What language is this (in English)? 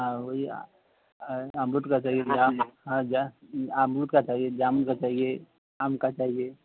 Urdu